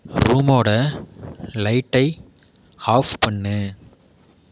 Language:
Tamil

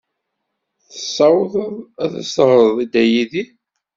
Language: Kabyle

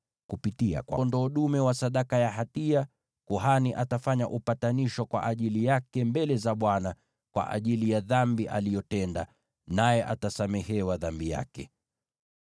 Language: Swahili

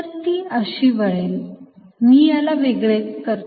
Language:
Marathi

